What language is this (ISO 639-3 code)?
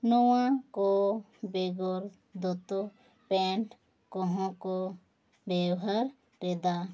sat